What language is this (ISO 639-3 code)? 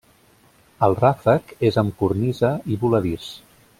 cat